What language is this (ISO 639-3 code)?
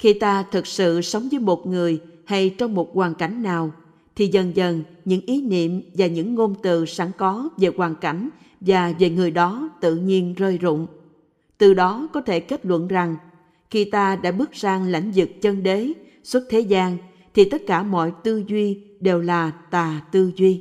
vie